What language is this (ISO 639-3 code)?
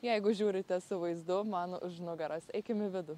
lit